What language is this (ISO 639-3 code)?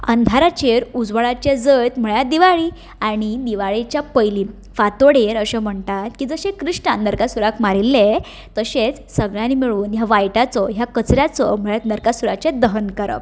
kok